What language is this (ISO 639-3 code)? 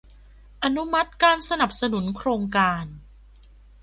tha